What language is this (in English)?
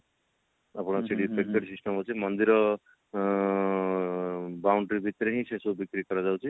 Odia